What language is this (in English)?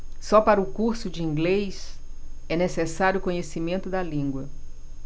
Portuguese